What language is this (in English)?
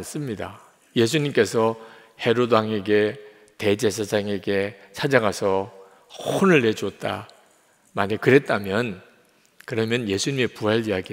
Korean